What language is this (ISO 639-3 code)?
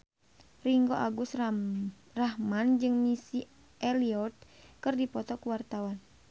sun